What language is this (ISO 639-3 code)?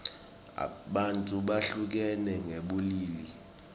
ssw